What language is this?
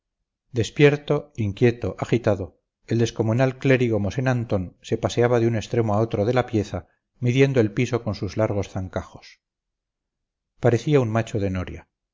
Spanish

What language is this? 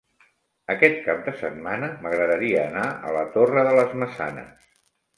Catalan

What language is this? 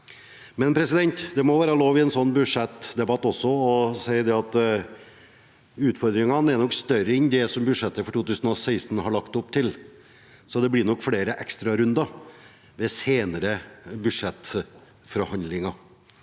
Norwegian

